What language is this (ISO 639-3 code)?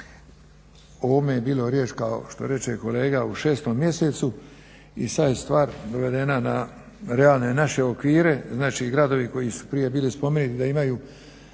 hrv